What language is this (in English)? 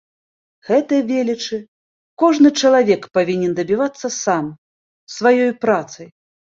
Belarusian